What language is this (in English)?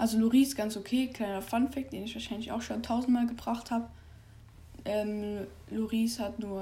German